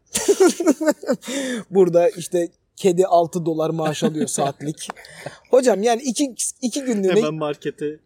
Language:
Turkish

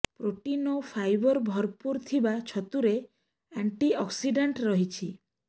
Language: Odia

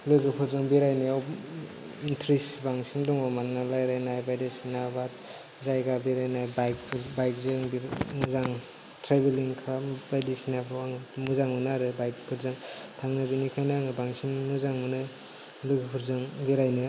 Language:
Bodo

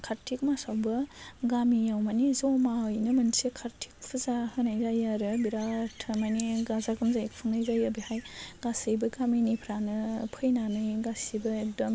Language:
Bodo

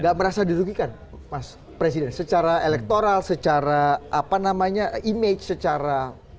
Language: Indonesian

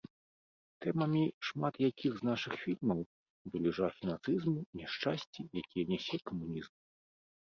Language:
Belarusian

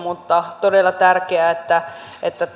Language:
Finnish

